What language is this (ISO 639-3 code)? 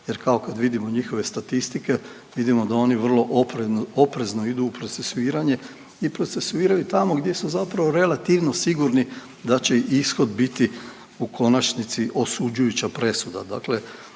hrv